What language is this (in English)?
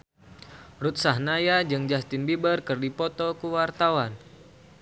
Sundanese